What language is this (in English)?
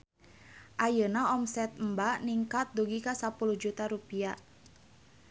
Sundanese